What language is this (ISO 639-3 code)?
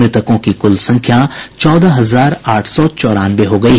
hin